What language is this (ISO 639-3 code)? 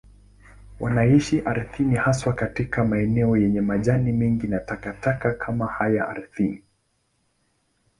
swa